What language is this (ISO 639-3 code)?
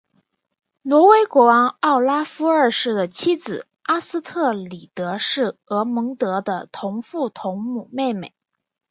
zho